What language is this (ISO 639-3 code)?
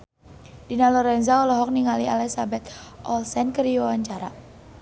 sun